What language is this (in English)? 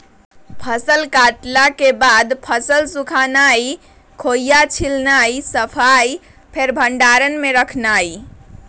Magahi